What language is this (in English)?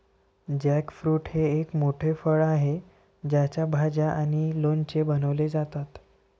Marathi